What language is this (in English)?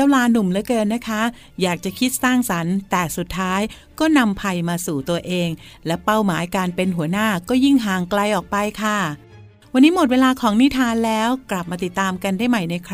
Thai